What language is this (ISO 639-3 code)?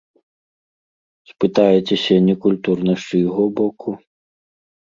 bel